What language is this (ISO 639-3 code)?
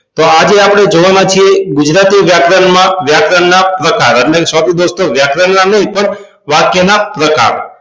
guj